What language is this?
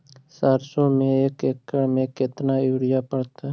Magahi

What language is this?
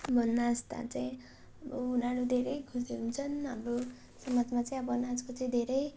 Nepali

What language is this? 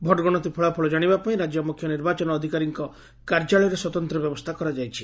Odia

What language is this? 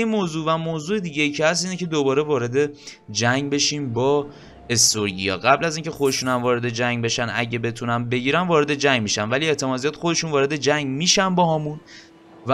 Persian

